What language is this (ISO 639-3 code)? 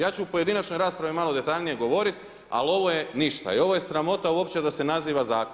hrv